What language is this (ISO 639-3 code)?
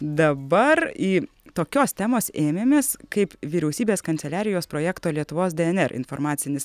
lit